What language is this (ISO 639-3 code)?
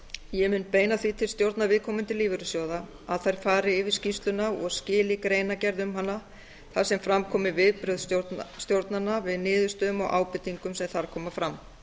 isl